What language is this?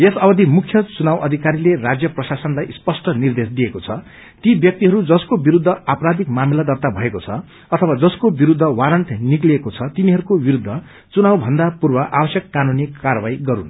Nepali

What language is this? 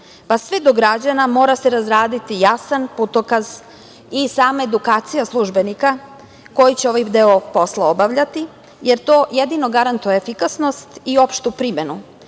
Serbian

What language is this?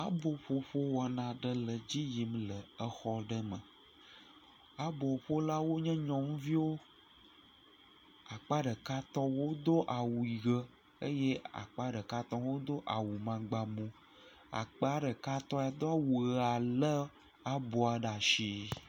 Ewe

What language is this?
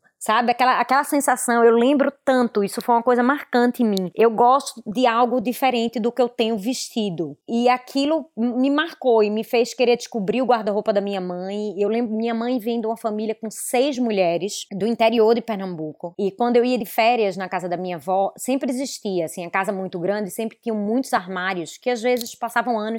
Portuguese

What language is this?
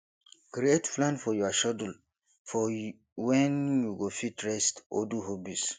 Nigerian Pidgin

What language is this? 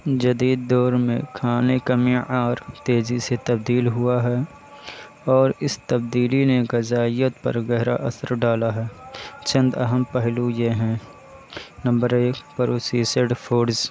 Urdu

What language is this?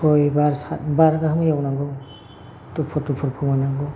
Bodo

